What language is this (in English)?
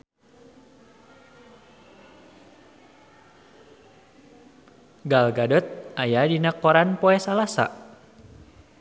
Sundanese